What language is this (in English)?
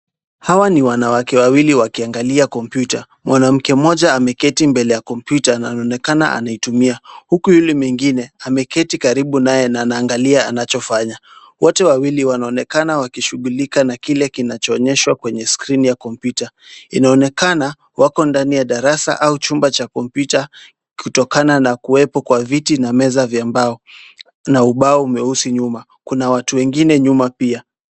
Swahili